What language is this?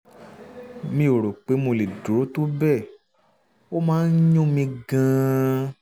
Yoruba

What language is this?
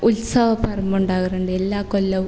Malayalam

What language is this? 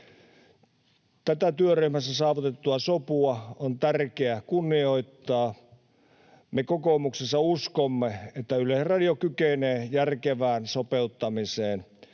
Finnish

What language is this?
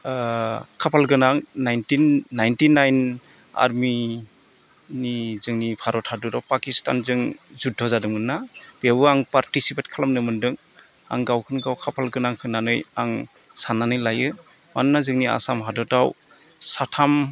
Bodo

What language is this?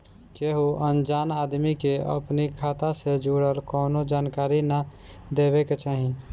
Bhojpuri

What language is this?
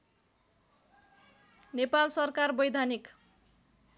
Nepali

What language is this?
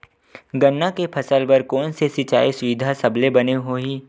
Chhattisgarhi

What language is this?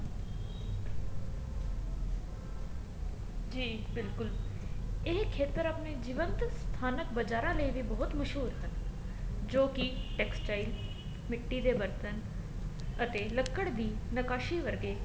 Punjabi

